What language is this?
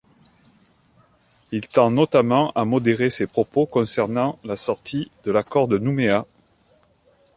French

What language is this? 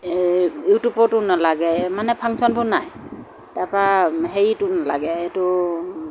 Assamese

